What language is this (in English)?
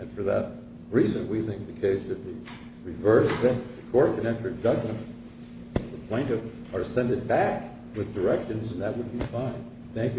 English